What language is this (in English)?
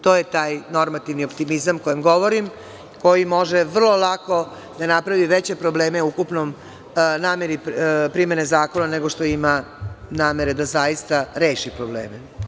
Serbian